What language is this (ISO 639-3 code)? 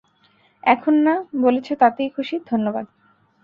ben